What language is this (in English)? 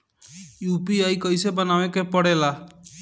Bhojpuri